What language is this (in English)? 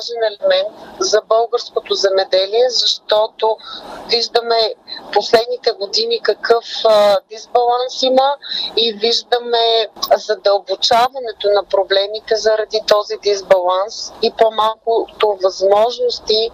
Bulgarian